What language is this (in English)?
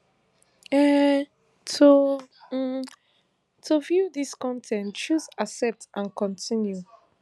Nigerian Pidgin